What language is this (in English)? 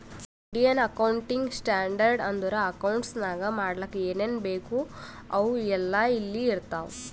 Kannada